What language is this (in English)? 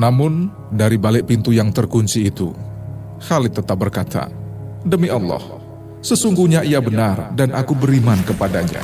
Indonesian